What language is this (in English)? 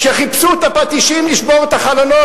Hebrew